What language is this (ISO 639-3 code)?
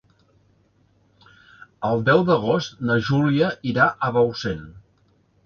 cat